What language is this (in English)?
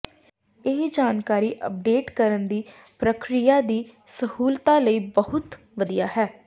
Punjabi